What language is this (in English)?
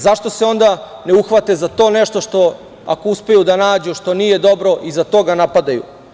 Serbian